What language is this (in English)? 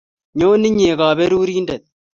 Kalenjin